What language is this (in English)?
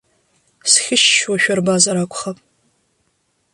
Abkhazian